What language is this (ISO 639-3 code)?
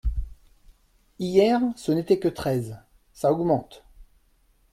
fra